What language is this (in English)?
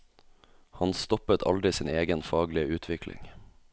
Norwegian